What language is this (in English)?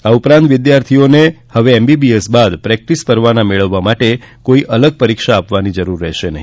Gujarati